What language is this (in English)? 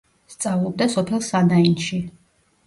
Georgian